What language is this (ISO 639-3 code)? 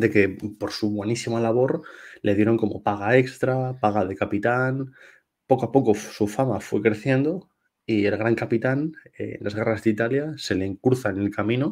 spa